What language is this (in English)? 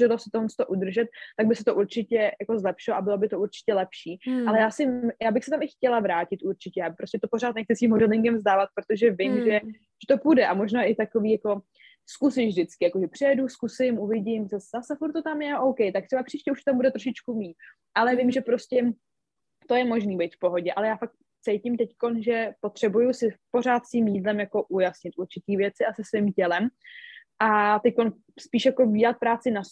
Czech